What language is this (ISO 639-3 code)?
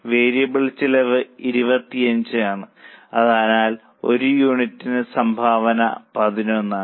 mal